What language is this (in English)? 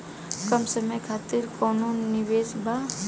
Bhojpuri